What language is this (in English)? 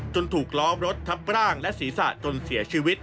Thai